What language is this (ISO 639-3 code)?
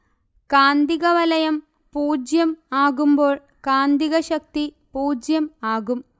mal